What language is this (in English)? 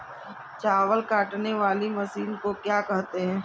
Hindi